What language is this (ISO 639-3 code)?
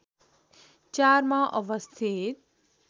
nep